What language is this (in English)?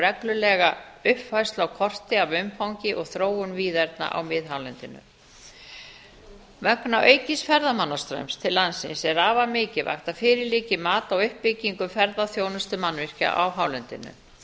Icelandic